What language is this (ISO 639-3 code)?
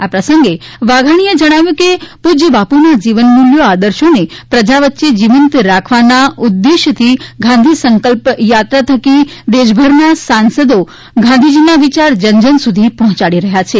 guj